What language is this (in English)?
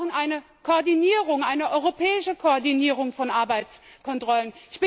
German